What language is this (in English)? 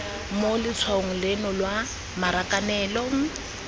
Tswana